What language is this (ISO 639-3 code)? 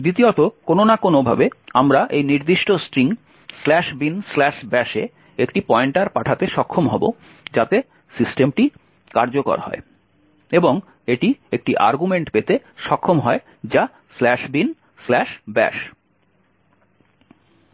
ben